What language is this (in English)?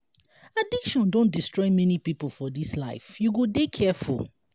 Nigerian Pidgin